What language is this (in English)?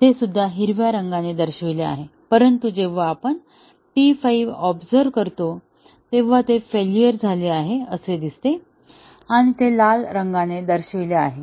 Marathi